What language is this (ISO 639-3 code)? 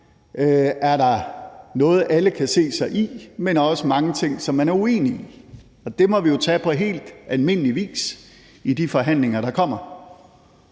dan